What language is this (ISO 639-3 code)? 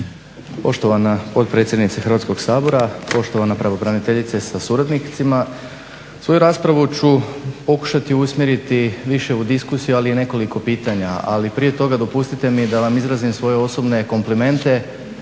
hrv